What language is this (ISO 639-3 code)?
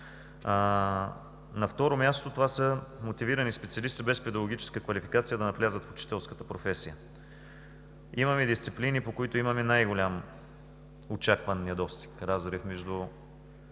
bul